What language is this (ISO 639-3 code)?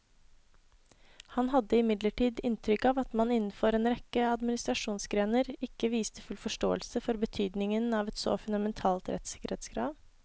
nor